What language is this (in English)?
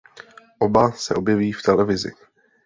Czech